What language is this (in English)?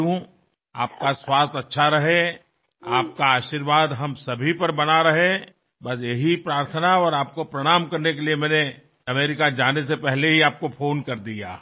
Marathi